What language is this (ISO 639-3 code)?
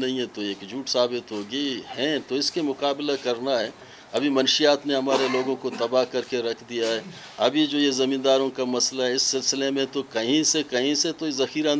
tur